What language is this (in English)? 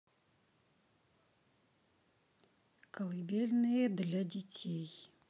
Russian